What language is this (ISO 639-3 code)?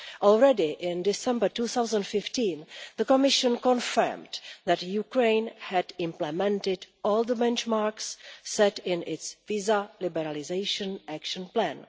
eng